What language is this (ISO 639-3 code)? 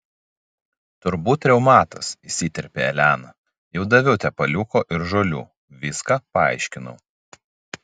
lit